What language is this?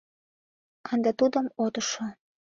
Mari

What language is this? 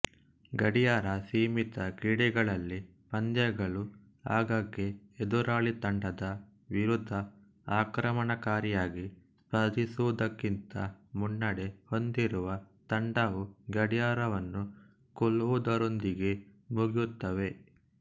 Kannada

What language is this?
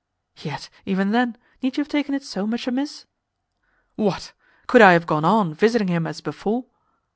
English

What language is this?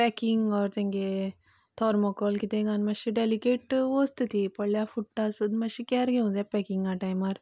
Konkani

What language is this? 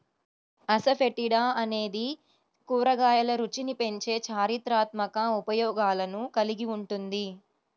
Telugu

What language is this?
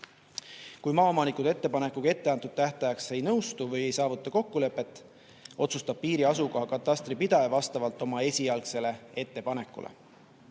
Estonian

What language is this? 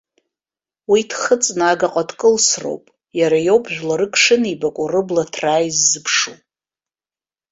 Abkhazian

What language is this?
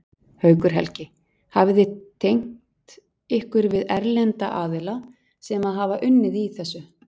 Icelandic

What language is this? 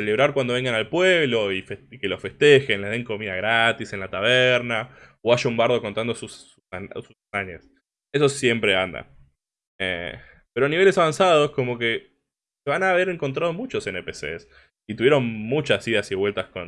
Spanish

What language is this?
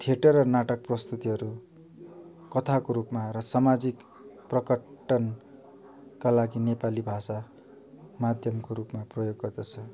Nepali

